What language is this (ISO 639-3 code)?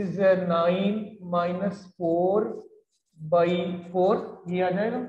hin